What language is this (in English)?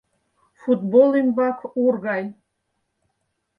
Mari